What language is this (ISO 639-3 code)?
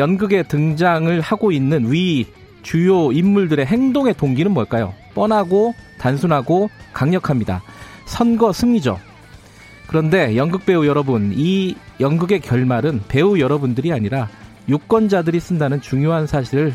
kor